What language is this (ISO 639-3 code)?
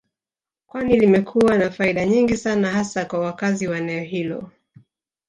swa